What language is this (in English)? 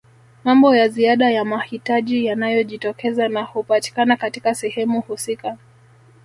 Swahili